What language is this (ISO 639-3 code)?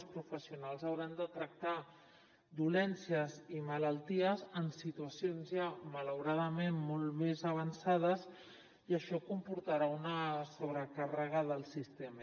cat